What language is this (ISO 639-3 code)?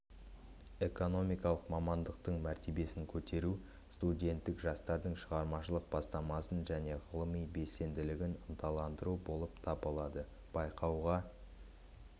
kaz